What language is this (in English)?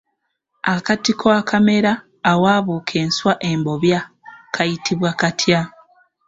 Ganda